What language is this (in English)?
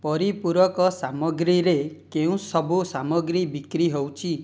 Odia